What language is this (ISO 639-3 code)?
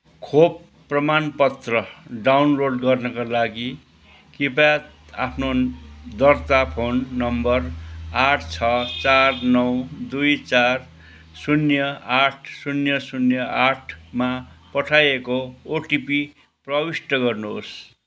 nep